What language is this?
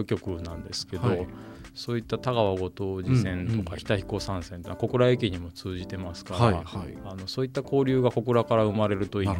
Japanese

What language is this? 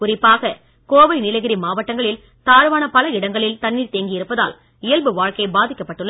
Tamil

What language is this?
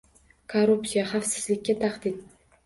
Uzbek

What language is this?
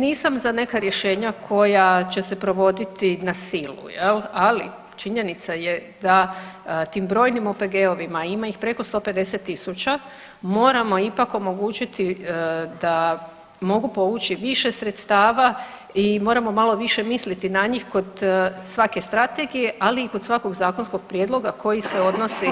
Croatian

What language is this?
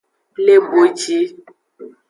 Aja (Benin)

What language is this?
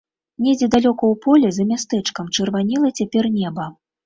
Belarusian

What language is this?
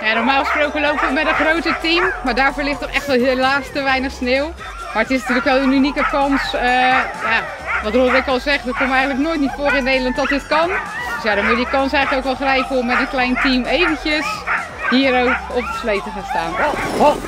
Dutch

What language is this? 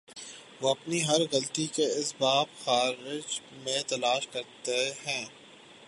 Urdu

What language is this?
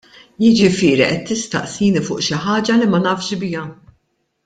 Maltese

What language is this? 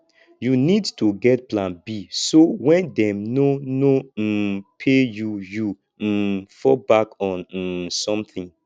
Nigerian Pidgin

